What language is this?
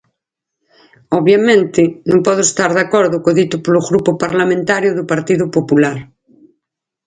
Galician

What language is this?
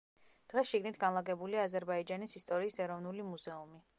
Georgian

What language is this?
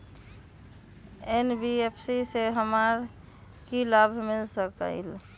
Magahi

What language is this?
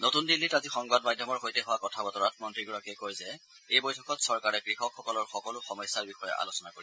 Assamese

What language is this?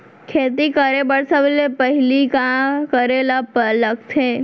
Chhattisgarhi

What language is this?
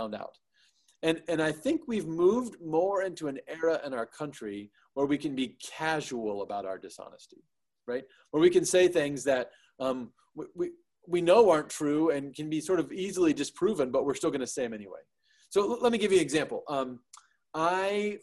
English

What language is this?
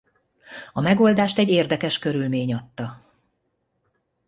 Hungarian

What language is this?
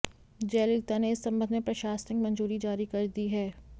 Hindi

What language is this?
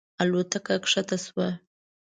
Pashto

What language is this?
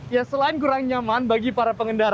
Indonesian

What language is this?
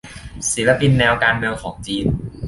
Thai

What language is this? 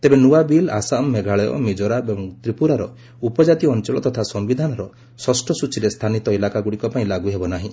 Odia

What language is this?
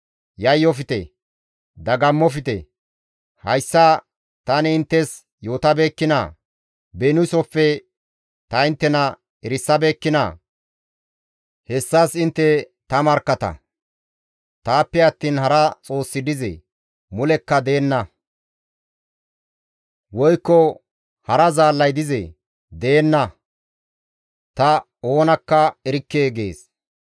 Gamo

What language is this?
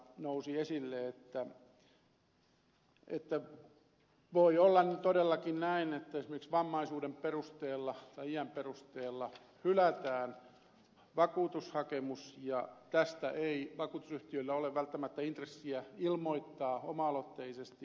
Finnish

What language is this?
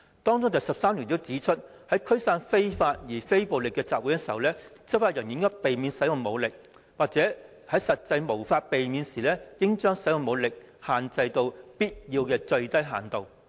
Cantonese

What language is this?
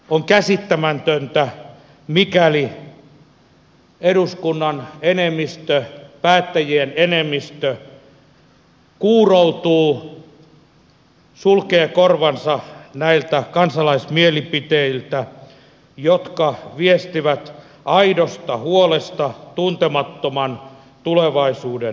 Finnish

